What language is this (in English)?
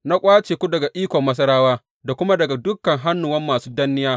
Hausa